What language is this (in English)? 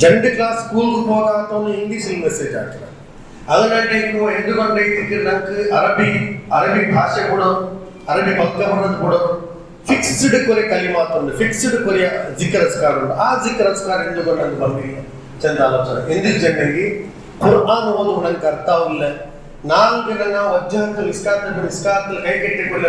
Urdu